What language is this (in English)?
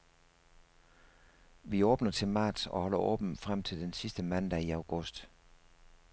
Danish